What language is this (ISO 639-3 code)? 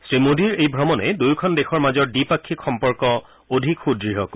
asm